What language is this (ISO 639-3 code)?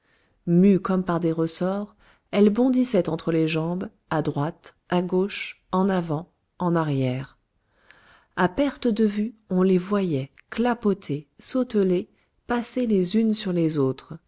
fra